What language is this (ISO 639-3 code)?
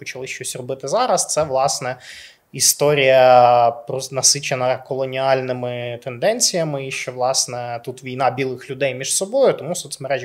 ukr